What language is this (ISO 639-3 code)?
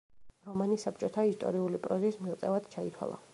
kat